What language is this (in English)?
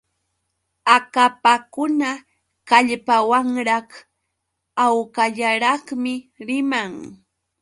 Yauyos Quechua